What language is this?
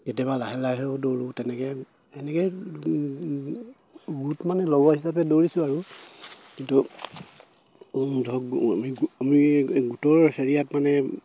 Assamese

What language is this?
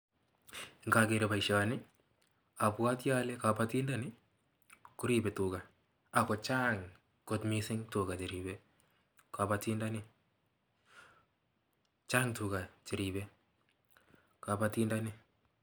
Kalenjin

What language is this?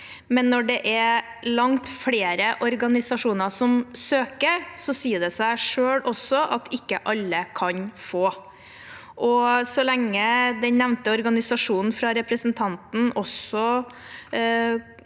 Norwegian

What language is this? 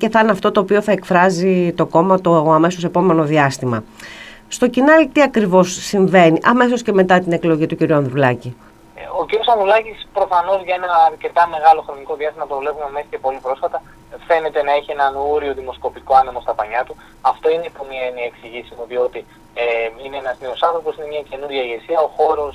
Greek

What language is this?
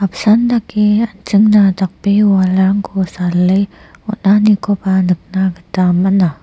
Garo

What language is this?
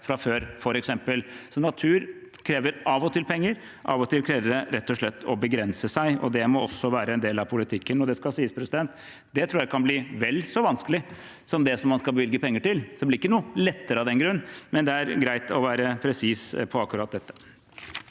Norwegian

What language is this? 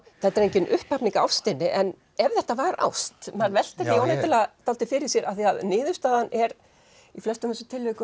Icelandic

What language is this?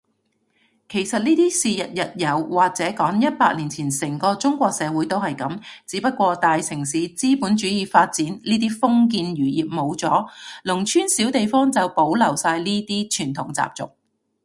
Cantonese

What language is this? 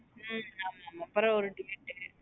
Tamil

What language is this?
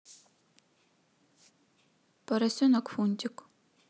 Russian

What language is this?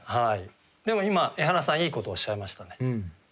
Japanese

